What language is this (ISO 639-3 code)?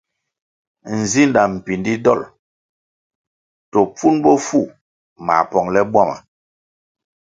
nmg